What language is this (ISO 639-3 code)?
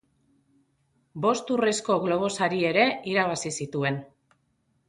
eus